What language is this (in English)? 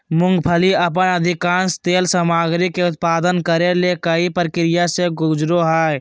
Magahi